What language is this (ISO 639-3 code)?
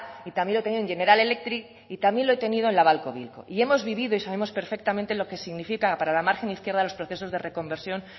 spa